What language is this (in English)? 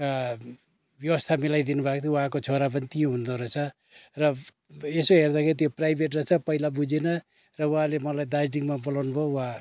Nepali